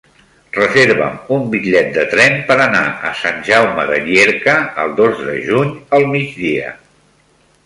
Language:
Catalan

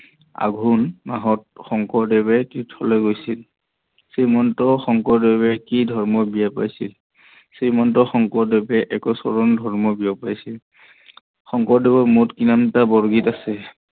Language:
Assamese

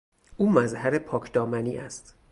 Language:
Persian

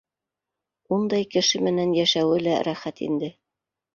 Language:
Bashkir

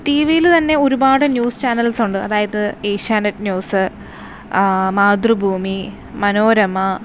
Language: Malayalam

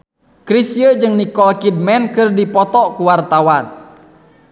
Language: Sundanese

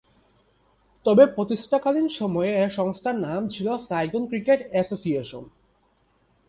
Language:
Bangla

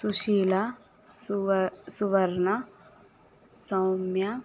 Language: Telugu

